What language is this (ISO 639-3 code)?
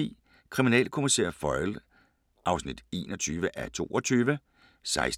dan